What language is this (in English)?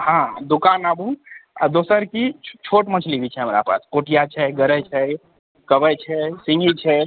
Maithili